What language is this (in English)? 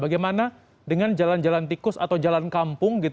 Indonesian